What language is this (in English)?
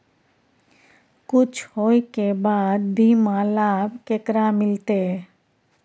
Maithili